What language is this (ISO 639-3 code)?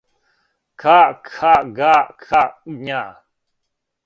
srp